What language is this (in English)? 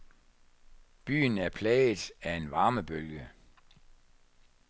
Danish